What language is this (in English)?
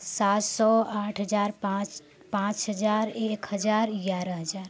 Hindi